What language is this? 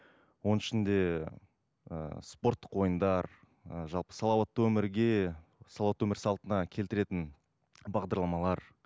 Kazakh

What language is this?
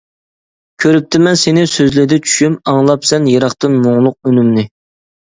Uyghur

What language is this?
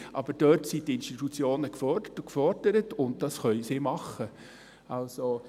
Swiss German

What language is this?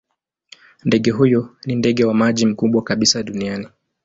Swahili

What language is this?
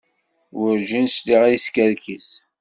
Kabyle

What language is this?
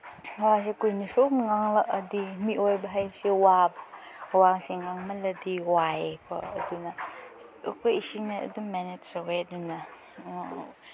Manipuri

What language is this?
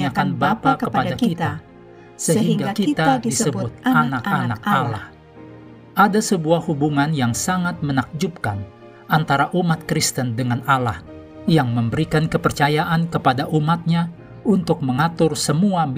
Indonesian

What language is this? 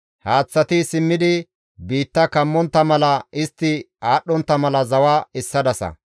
Gamo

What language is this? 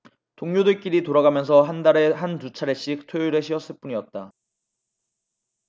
Korean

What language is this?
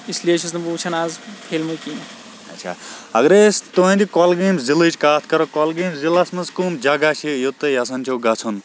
Kashmiri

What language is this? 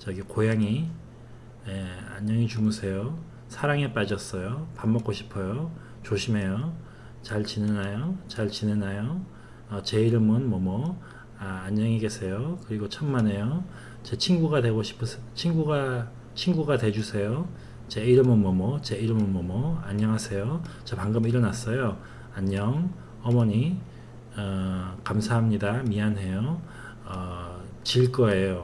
Korean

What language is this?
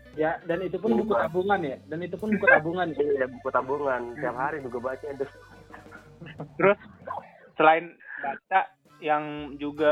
Indonesian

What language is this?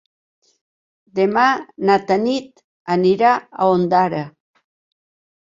Catalan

